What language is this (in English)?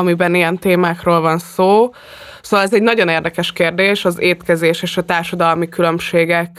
Hungarian